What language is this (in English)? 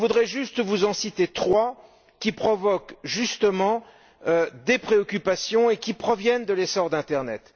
French